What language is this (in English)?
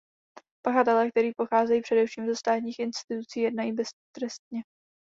Czech